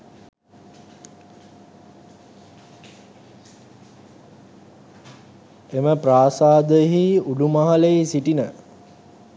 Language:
Sinhala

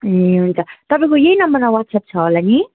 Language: Nepali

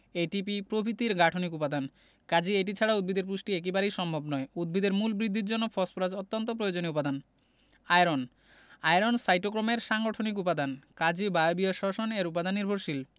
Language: Bangla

